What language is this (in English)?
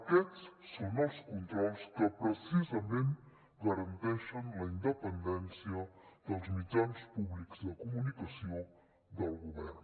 Catalan